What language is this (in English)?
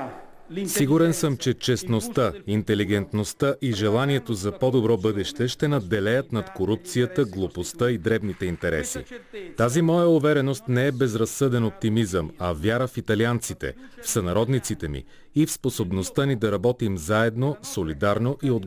Bulgarian